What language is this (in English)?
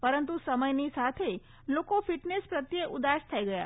Gujarati